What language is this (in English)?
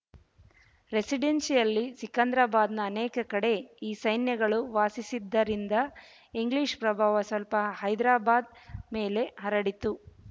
Kannada